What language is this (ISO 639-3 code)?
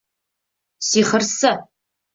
bak